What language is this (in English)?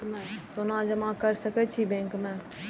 Maithili